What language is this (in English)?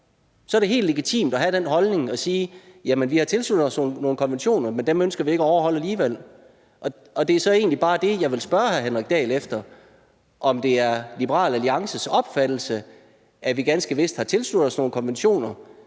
Danish